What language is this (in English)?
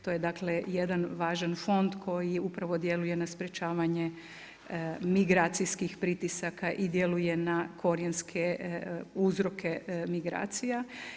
Croatian